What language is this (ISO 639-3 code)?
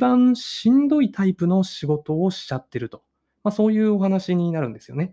jpn